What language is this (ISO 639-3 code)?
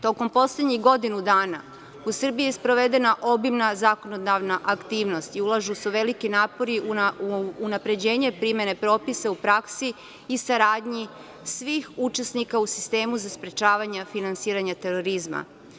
srp